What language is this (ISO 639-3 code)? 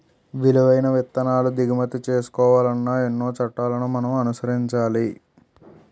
tel